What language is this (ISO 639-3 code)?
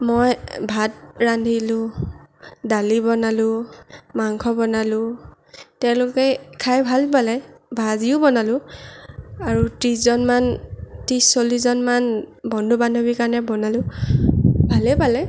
asm